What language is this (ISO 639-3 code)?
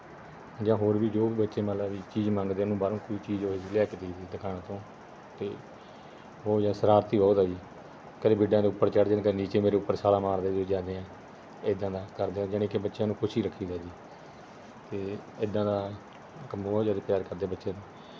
pan